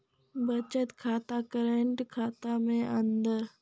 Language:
Maithili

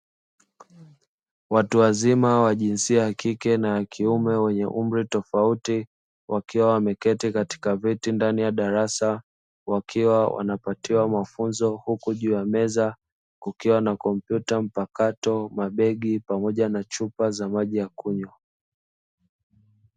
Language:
Swahili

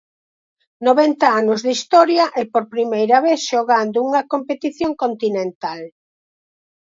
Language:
Galician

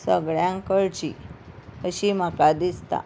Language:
Konkani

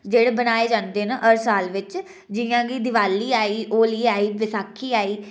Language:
Dogri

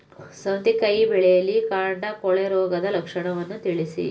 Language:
Kannada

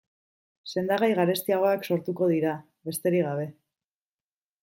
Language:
Basque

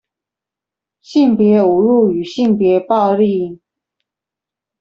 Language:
Chinese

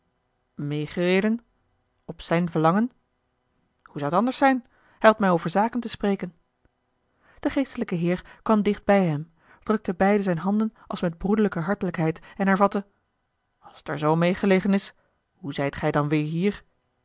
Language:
Dutch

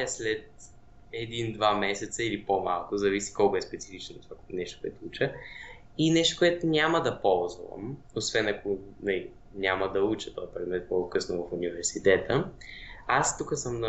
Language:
Bulgarian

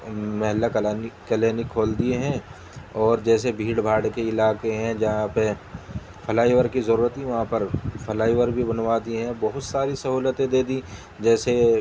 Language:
Urdu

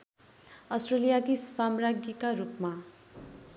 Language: Nepali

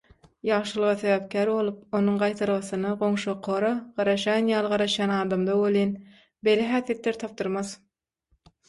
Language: Turkmen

